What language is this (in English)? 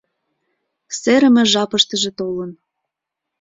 Mari